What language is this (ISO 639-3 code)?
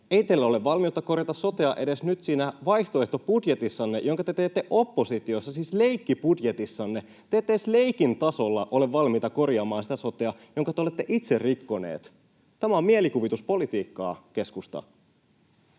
fin